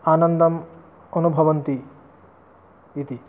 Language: Sanskrit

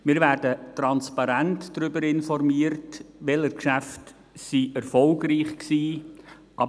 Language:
Swiss German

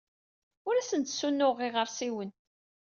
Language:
Kabyle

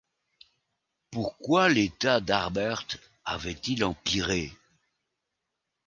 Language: French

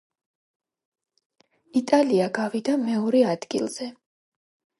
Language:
Georgian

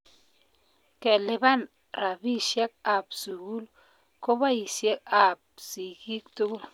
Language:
Kalenjin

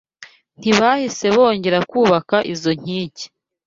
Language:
Kinyarwanda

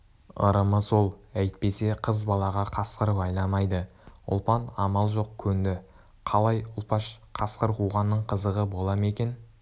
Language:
Kazakh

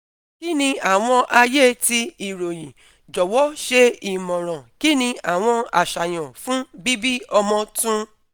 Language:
Yoruba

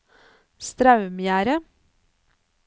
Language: Norwegian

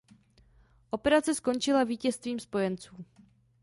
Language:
Czech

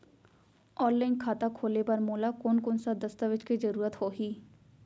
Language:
Chhattisgarhi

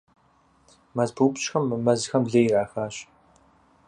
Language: Kabardian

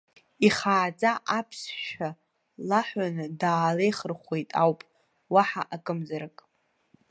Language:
Abkhazian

